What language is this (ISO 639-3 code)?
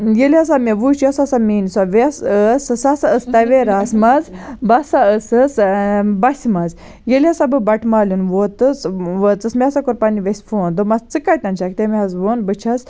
kas